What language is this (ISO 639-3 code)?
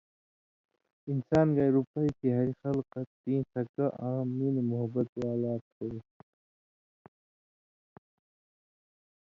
mvy